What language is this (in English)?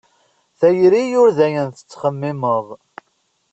Kabyle